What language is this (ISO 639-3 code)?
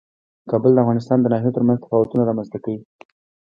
pus